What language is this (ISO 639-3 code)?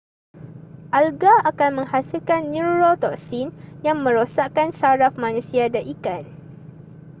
msa